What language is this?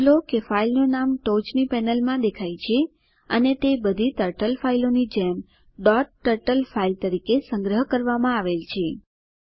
Gujarati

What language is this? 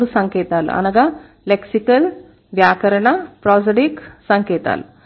Telugu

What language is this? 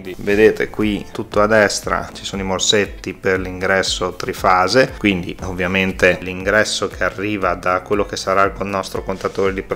Italian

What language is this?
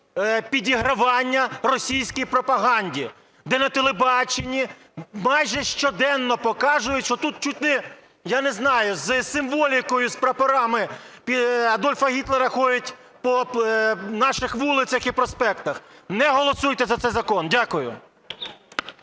Ukrainian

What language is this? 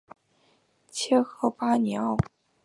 Chinese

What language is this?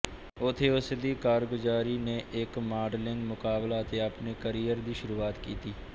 Punjabi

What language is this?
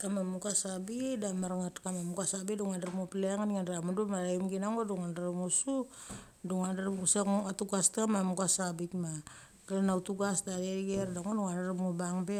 Mali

